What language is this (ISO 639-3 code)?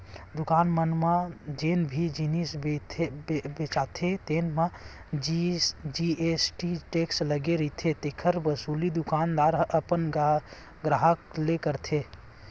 hne